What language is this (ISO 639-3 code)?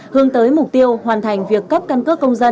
vie